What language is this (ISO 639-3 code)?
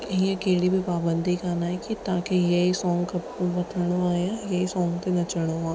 snd